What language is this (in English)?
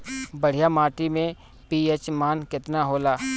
Bhojpuri